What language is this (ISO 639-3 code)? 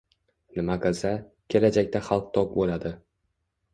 uzb